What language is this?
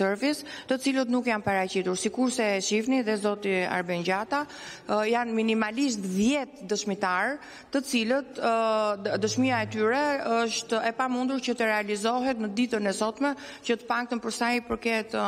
Romanian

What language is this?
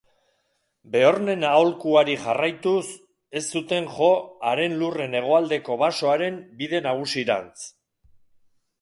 Basque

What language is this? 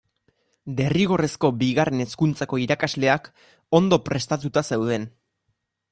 Basque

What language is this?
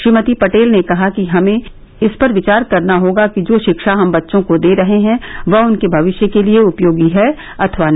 Hindi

